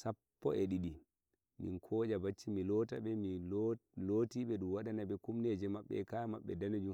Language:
Nigerian Fulfulde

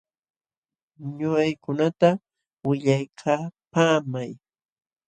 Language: Jauja Wanca Quechua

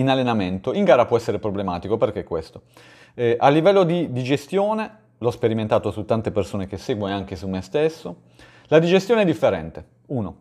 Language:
Italian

